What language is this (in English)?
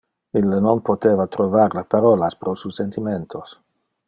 Interlingua